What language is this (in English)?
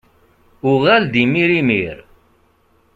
Kabyle